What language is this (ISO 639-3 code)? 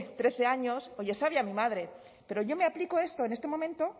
spa